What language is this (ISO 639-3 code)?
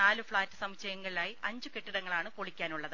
mal